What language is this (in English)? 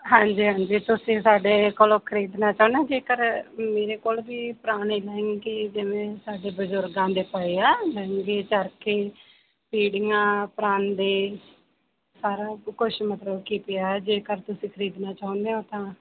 Punjabi